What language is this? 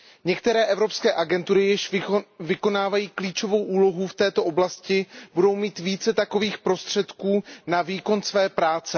Czech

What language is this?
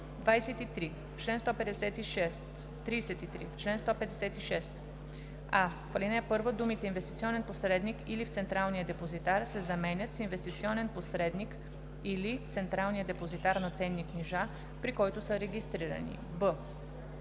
Bulgarian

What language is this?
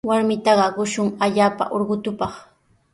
Sihuas Ancash Quechua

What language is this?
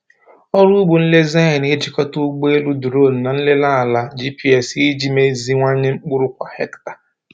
Igbo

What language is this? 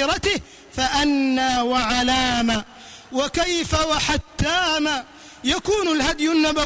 Arabic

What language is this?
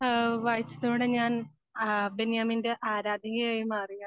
Malayalam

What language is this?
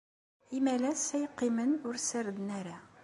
Kabyle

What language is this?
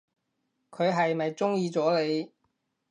Cantonese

